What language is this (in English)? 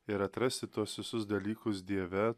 Lithuanian